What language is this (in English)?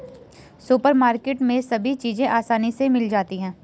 Hindi